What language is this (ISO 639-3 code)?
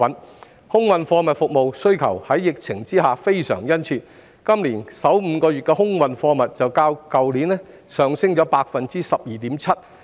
yue